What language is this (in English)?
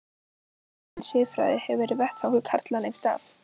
Icelandic